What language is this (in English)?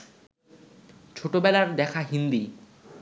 Bangla